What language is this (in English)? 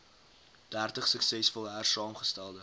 Afrikaans